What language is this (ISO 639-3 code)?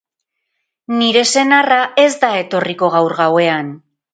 eus